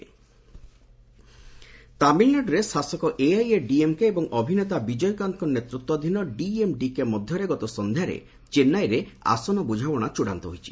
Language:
Odia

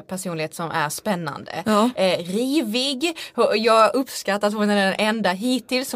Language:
Swedish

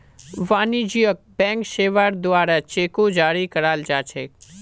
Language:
Magahi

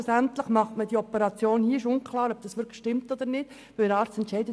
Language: Swiss German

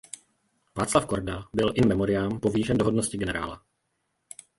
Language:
Czech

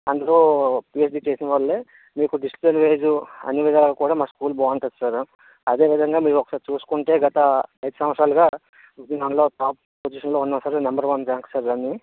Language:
Telugu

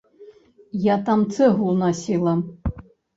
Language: Belarusian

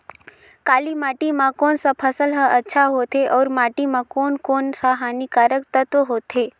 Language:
Chhattisgarhi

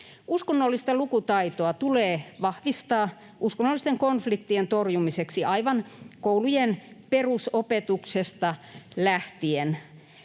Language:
Finnish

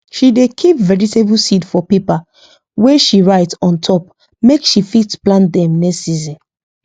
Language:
Nigerian Pidgin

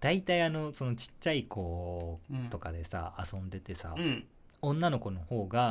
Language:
Japanese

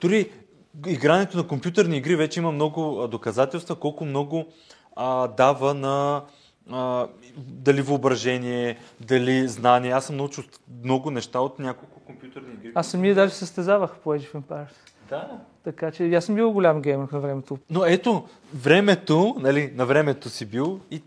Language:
Bulgarian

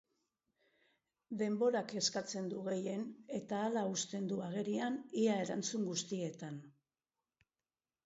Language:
Basque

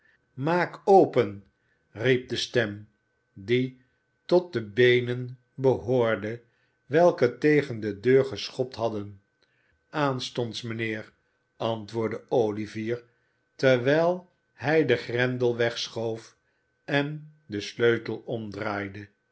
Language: Dutch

